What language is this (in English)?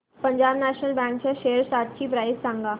Marathi